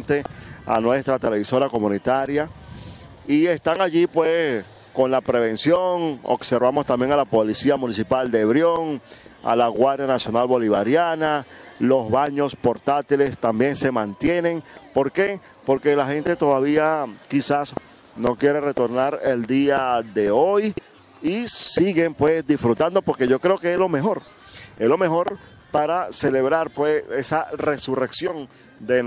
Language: Spanish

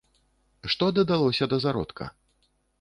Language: Belarusian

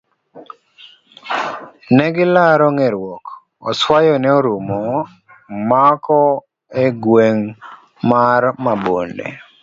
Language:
Luo (Kenya and Tanzania)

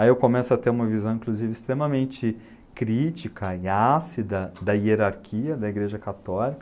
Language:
Portuguese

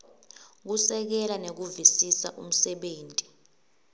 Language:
Swati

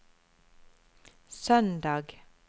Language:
Norwegian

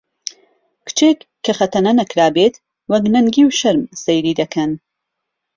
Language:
Central Kurdish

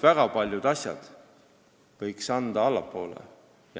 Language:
Estonian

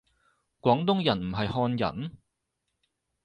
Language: Cantonese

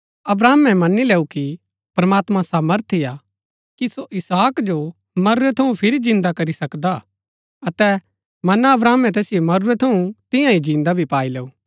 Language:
Gaddi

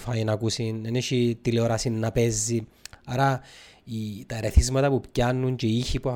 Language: Greek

